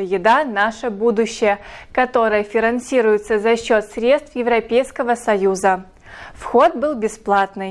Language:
Russian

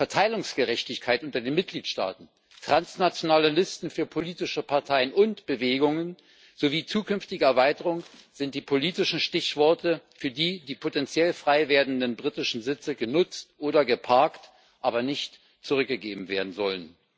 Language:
German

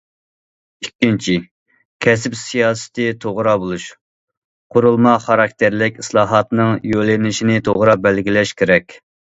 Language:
Uyghur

